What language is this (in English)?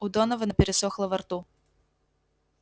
Russian